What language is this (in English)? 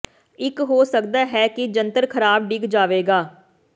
Punjabi